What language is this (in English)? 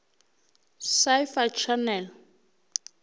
Northern Sotho